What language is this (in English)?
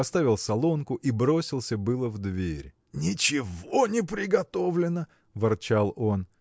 Russian